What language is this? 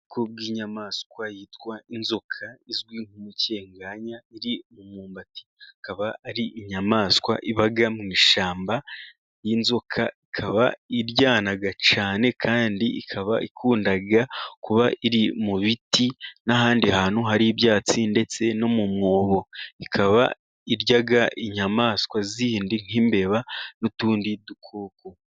Kinyarwanda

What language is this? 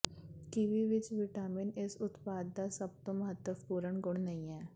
Punjabi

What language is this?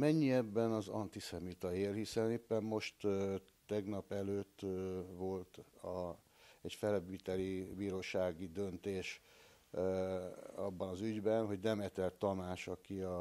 Hungarian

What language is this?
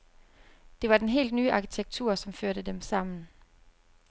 Danish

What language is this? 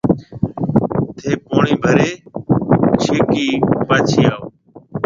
Marwari (Pakistan)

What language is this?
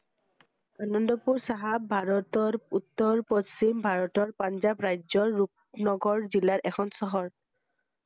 Assamese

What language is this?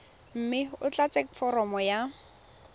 Tswana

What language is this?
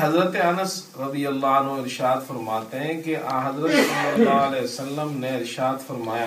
Urdu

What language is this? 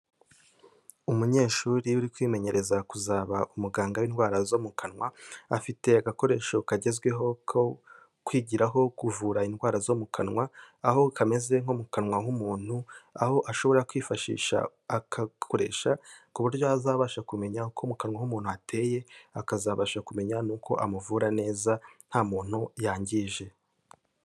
Kinyarwanda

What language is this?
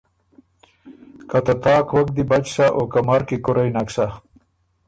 Ormuri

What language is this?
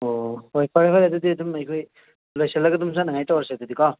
Manipuri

